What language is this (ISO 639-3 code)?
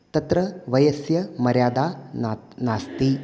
san